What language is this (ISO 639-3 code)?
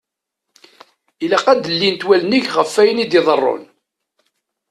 kab